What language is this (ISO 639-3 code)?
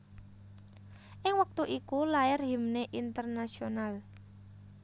jav